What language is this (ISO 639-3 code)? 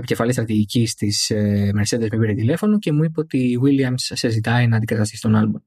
ell